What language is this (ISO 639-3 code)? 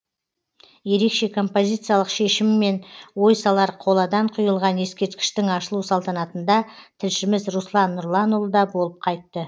kaz